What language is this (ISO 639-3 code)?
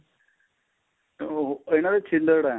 pan